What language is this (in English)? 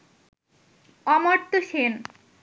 Bangla